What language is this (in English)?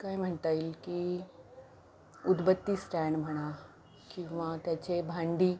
Marathi